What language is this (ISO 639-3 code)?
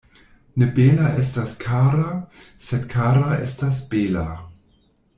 epo